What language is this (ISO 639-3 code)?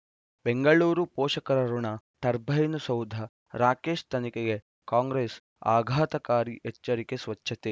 kan